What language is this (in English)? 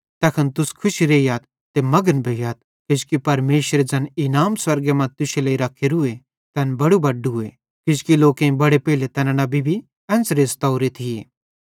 Bhadrawahi